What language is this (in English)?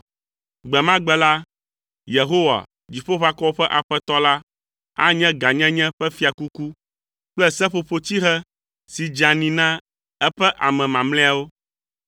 Ewe